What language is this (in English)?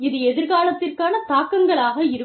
Tamil